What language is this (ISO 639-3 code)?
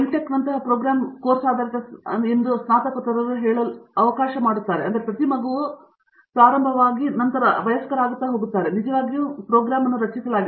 kan